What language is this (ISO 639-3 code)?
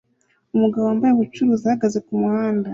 kin